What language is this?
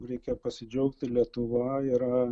Lithuanian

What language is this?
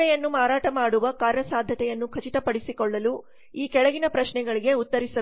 Kannada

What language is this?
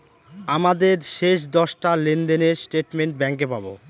Bangla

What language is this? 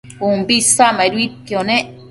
Matsés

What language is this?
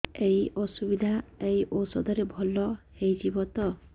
Odia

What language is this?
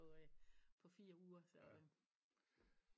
Danish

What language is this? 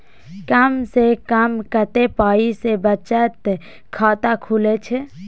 Maithili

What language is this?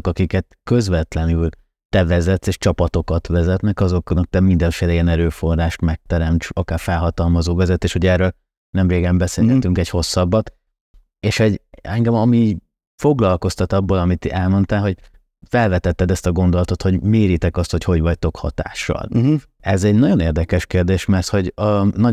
Hungarian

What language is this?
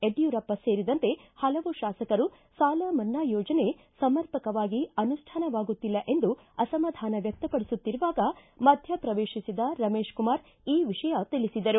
Kannada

